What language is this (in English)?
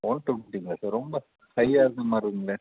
Tamil